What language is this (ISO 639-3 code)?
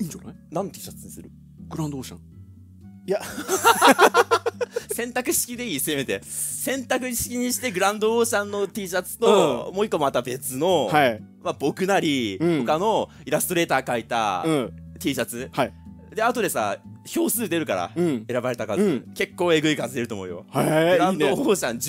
jpn